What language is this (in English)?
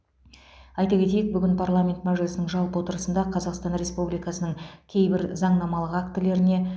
Kazakh